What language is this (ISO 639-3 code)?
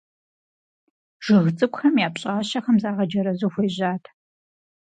kbd